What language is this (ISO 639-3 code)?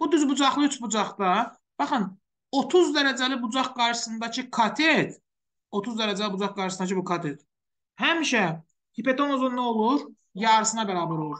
tur